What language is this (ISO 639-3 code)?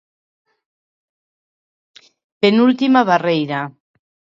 glg